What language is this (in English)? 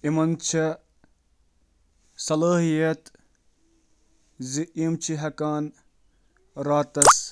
Kashmiri